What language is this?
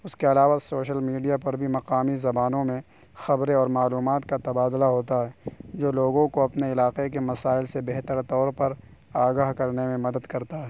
Urdu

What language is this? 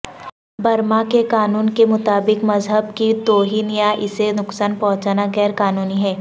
Urdu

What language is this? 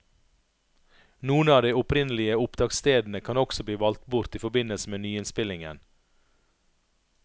Norwegian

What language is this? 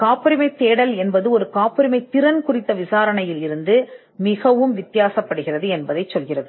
Tamil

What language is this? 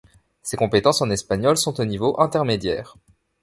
French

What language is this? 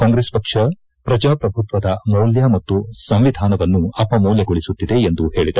Kannada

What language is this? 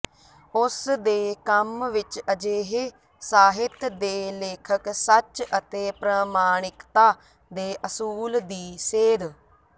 Punjabi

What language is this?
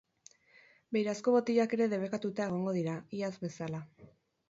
Basque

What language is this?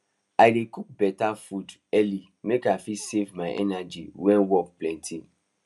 Nigerian Pidgin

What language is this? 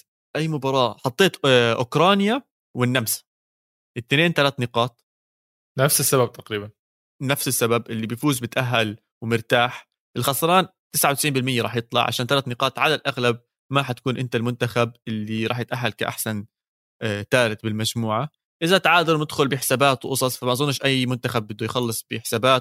Arabic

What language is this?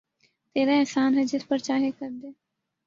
Urdu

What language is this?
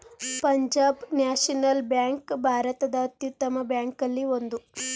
Kannada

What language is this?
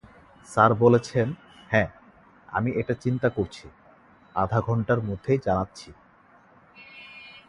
Bangla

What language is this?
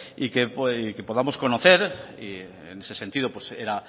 Spanish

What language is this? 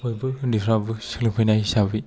Bodo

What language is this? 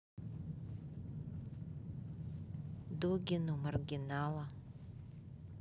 Russian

